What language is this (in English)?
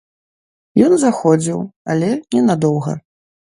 Belarusian